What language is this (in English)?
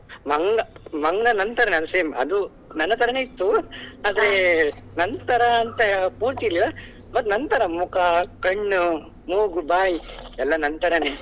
Kannada